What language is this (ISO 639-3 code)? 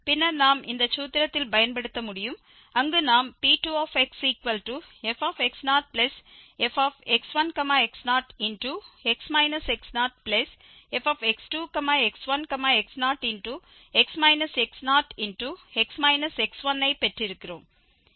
tam